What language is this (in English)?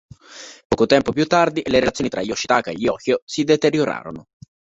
Italian